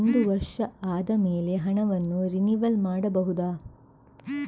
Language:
Kannada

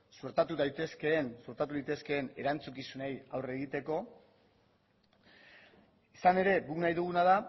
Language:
Basque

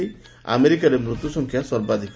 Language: Odia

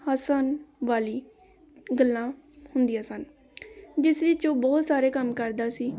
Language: Punjabi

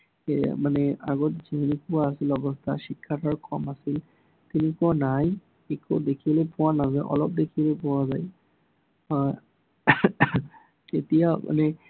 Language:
Assamese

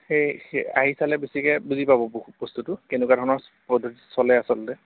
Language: Assamese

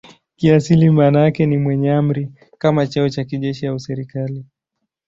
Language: Swahili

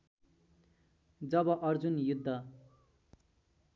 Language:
Nepali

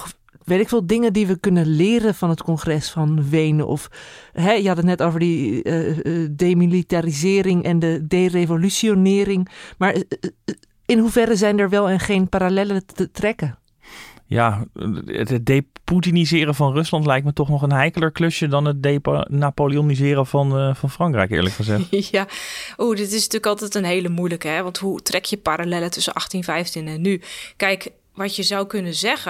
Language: Dutch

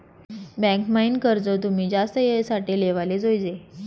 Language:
Marathi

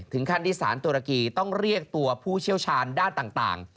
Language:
Thai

